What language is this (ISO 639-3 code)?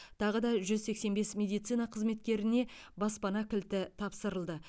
kaz